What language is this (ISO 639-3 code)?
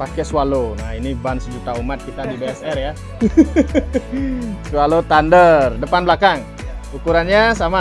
ind